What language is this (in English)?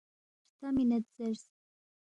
Balti